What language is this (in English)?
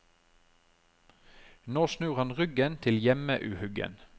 Norwegian